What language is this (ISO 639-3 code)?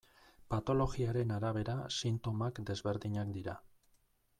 eus